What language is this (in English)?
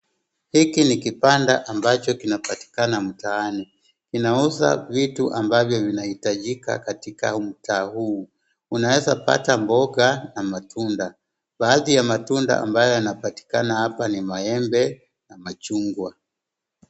Swahili